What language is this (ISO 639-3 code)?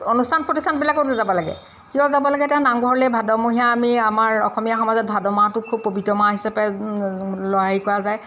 asm